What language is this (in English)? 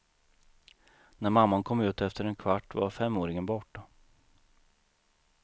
Swedish